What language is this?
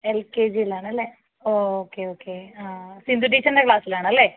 Malayalam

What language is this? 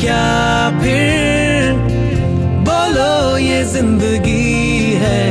Hindi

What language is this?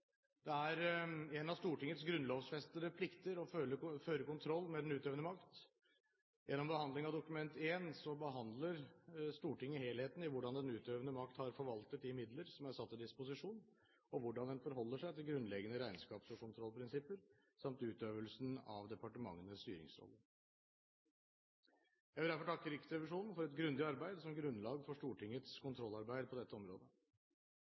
Norwegian Bokmål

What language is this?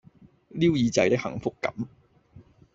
Cantonese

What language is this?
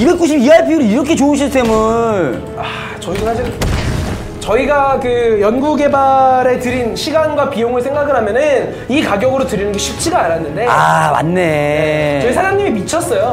Korean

